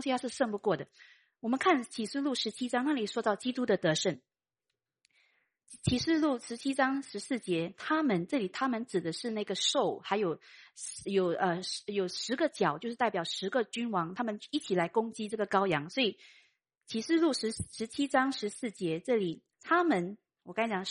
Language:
Chinese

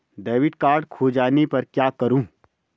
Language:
Hindi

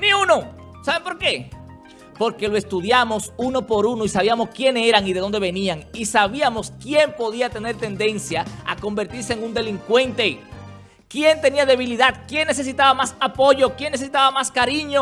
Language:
Spanish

